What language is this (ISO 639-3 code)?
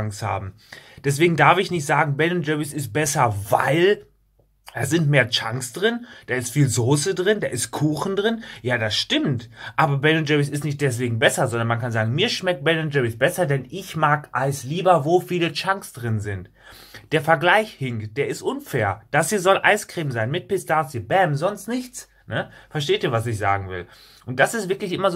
deu